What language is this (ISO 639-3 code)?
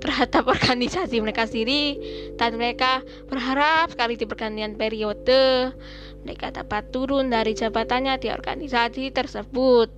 ind